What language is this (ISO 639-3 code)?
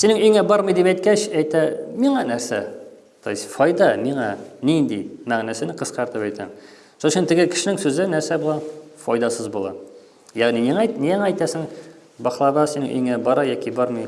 tur